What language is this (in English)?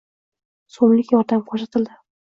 Uzbek